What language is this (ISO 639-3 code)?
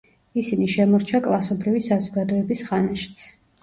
kat